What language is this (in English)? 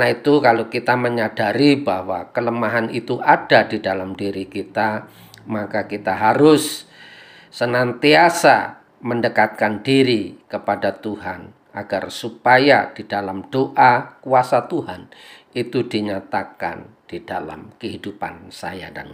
Indonesian